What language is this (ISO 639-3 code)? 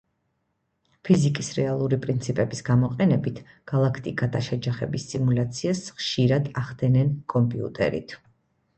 kat